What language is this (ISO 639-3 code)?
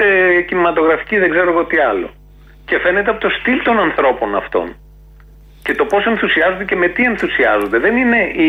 ell